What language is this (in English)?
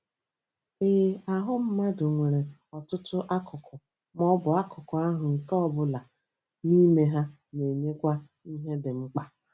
Igbo